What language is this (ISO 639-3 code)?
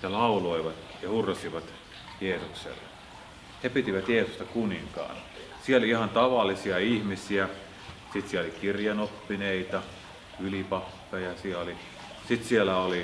fin